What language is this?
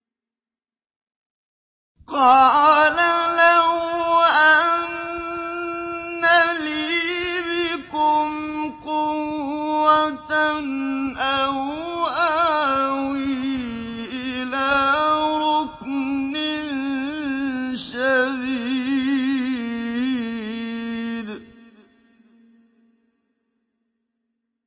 Arabic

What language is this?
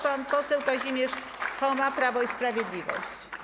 Polish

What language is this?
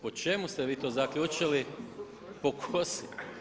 Croatian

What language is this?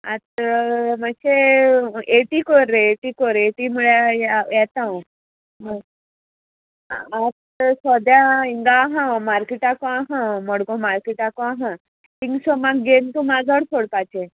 Konkani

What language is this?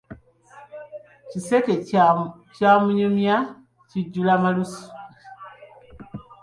Ganda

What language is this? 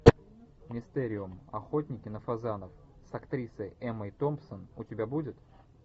Russian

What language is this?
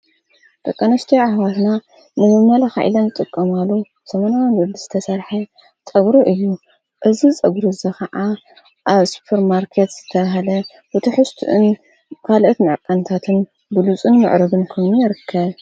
Tigrinya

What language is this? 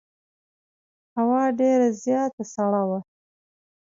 Pashto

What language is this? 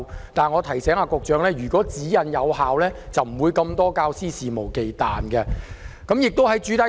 Cantonese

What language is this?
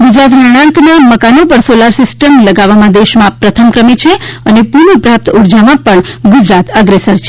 Gujarati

